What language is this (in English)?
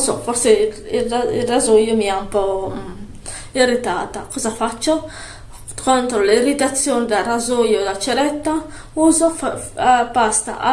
Italian